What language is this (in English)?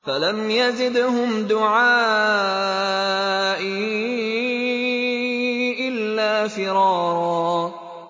Arabic